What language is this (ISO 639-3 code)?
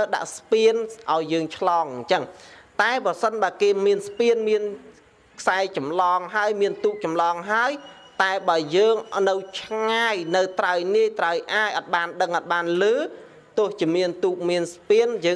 vie